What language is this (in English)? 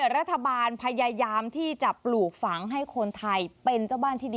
Thai